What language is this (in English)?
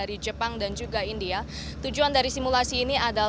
Indonesian